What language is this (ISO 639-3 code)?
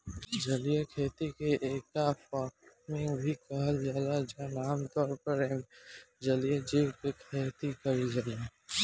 bho